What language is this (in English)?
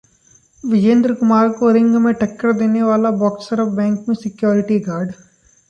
Hindi